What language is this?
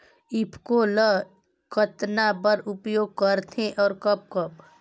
Chhattisgarhi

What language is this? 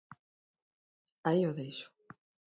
Galician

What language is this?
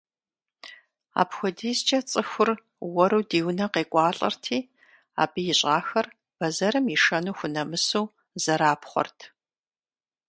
Kabardian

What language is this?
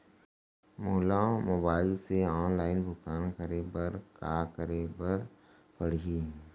Chhattisgarhi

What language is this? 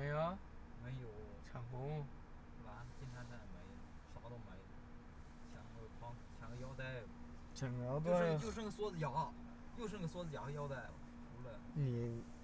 Chinese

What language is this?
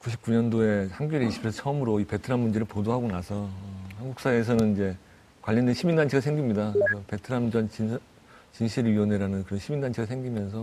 Korean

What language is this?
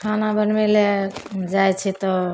Maithili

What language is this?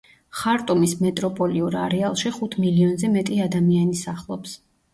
Georgian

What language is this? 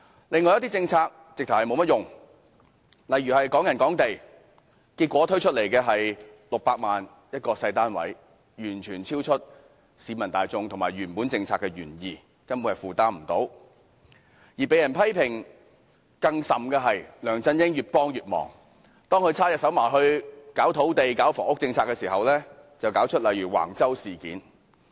Cantonese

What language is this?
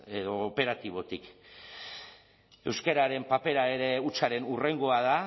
Basque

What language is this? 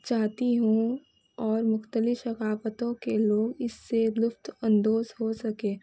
Urdu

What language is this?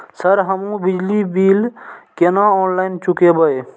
Maithili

